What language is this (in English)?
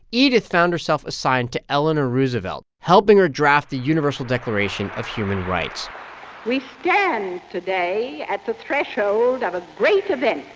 English